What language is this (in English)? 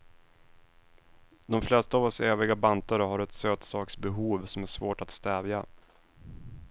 Swedish